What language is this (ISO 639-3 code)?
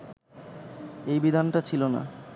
ben